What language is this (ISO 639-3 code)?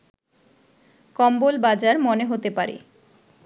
ben